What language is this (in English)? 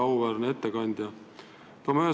Estonian